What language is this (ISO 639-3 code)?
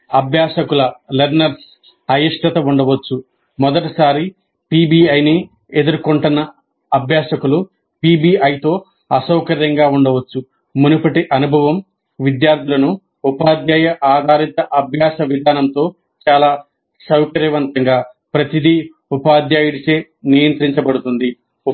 tel